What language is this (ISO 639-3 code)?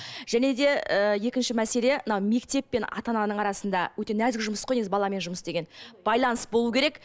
kaz